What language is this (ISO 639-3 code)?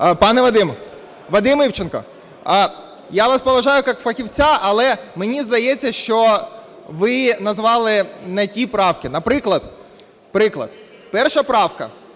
ukr